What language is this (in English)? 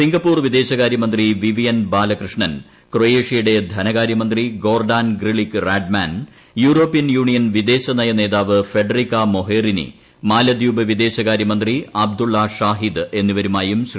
Malayalam